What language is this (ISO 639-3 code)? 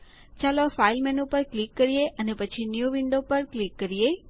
guj